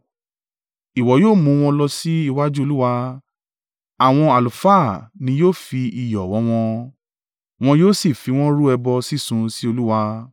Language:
Yoruba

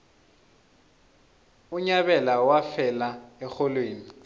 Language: South Ndebele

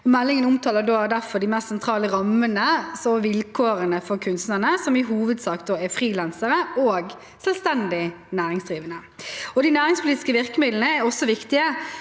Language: Norwegian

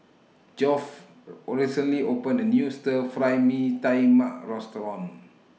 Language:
English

